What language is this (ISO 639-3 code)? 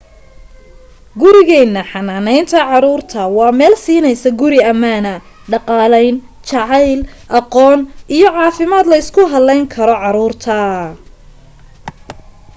som